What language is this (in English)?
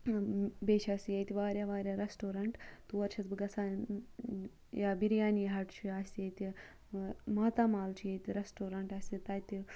Kashmiri